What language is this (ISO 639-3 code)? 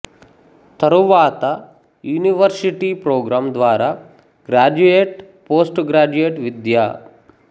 tel